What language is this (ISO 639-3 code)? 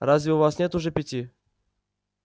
rus